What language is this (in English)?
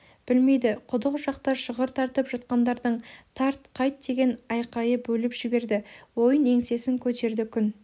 Kazakh